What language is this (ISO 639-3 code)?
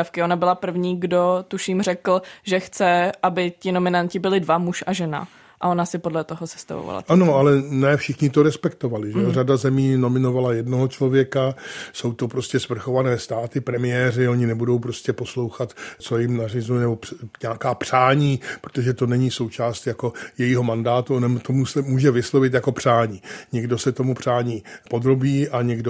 ces